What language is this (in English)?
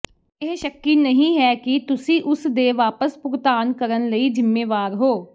Punjabi